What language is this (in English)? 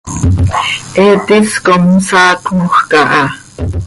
Seri